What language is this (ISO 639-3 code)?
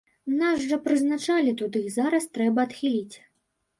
bel